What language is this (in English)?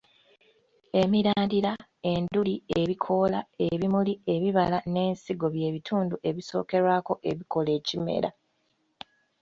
Ganda